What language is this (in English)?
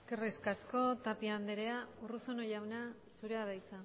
Basque